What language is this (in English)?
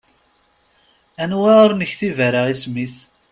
Kabyle